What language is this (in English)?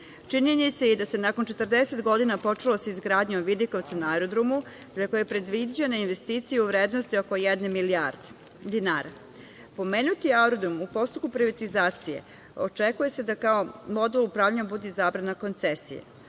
Serbian